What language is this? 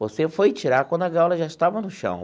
Portuguese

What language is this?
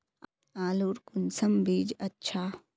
Magahi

